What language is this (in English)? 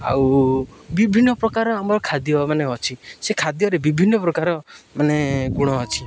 Odia